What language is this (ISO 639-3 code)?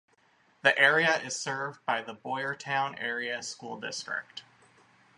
eng